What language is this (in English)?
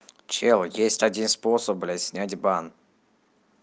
Russian